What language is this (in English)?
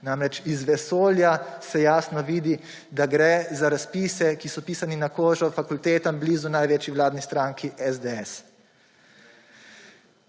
Slovenian